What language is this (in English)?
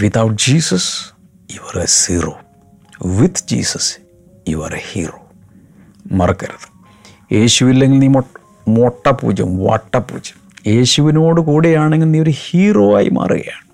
Malayalam